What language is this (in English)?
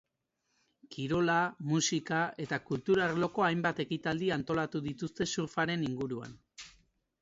Basque